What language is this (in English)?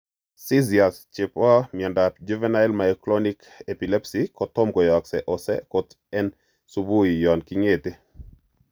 Kalenjin